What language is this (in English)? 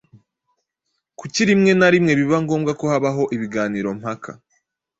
Kinyarwanda